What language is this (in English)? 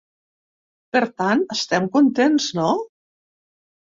Catalan